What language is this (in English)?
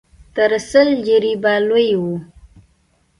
Pashto